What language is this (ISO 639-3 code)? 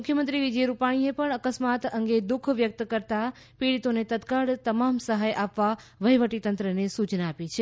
guj